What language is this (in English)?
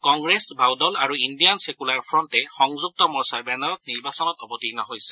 Assamese